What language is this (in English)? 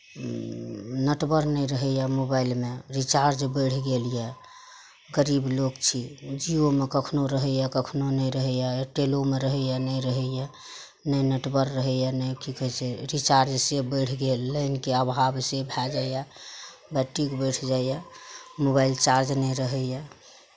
Maithili